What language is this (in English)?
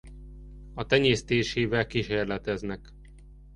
Hungarian